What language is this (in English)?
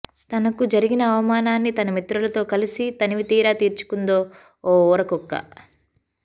Telugu